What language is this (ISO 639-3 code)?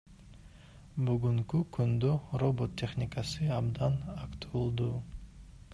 kir